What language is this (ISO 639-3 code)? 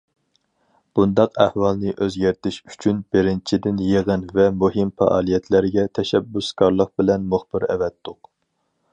uig